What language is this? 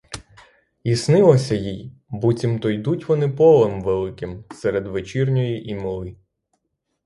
Ukrainian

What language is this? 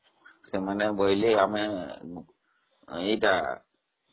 Odia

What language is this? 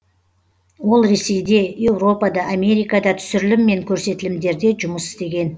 Kazakh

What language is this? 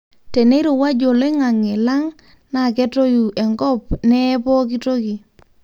Masai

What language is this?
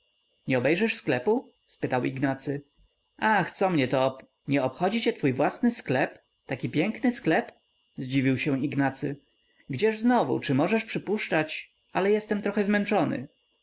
Polish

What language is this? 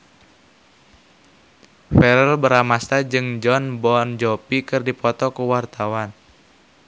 Sundanese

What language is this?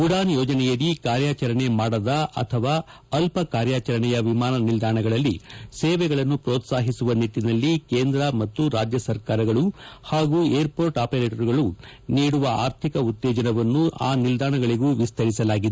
Kannada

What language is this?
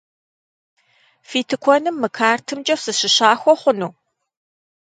Kabardian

